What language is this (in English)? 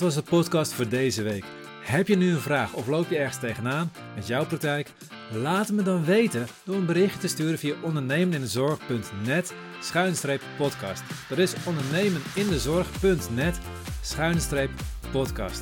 Dutch